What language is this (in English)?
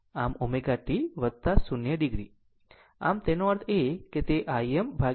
Gujarati